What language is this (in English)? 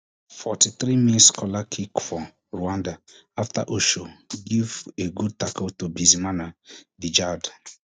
Nigerian Pidgin